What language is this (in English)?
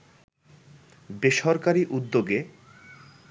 Bangla